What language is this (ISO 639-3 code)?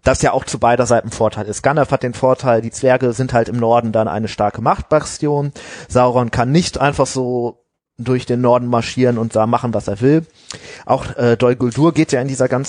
deu